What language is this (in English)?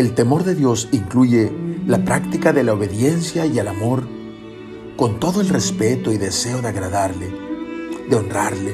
Spanish